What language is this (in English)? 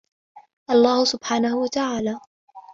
Arabic